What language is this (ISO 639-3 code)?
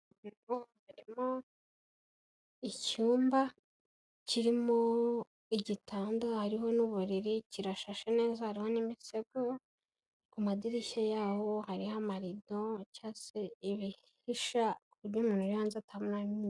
kin